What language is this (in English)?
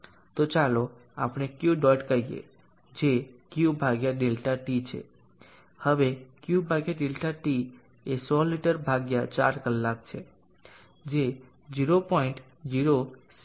Gujarati